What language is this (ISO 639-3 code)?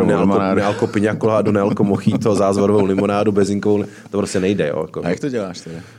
ces